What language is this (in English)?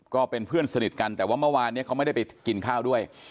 Thai